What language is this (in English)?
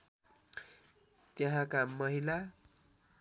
Nepali